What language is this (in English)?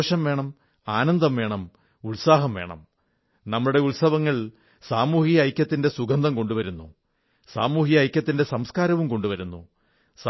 Malayalam